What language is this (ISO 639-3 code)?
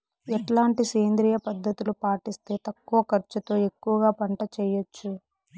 tel